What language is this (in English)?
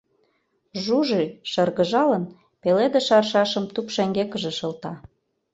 Mari